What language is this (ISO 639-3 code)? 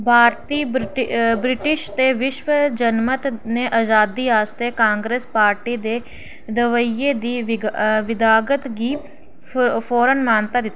doi